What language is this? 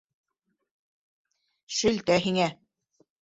Bashkir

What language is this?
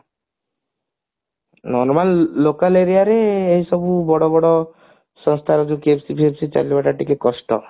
Odia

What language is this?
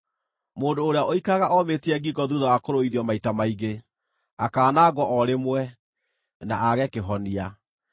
Kikuyu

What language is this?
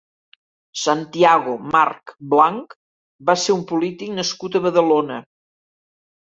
Catalan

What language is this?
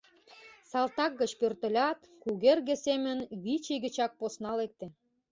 Mari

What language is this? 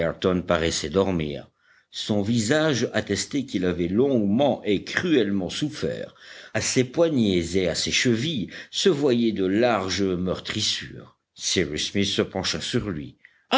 French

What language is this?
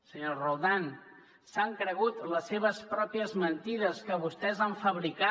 Catalan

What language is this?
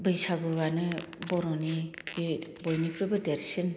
Bodo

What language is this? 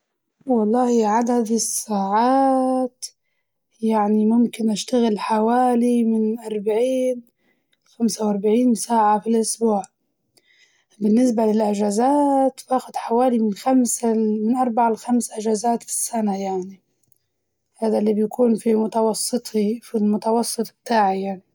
Libyan Arabic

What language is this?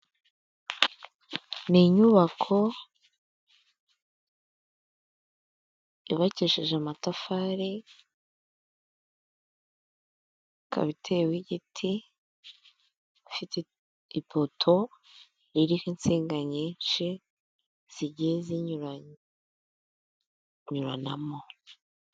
Kinyarwanda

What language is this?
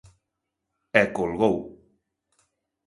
Galician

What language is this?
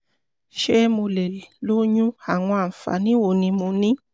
Yoruba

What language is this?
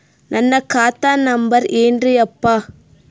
Kannada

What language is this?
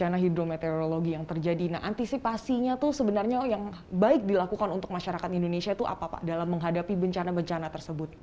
Indonesian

